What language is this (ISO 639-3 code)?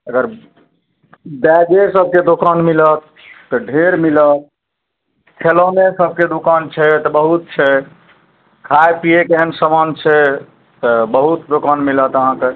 mai